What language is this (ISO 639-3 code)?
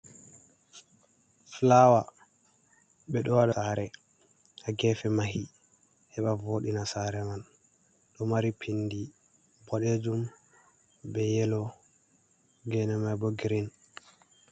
ful